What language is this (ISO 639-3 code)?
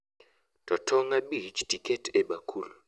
luo